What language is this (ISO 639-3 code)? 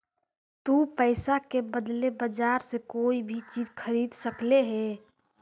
mag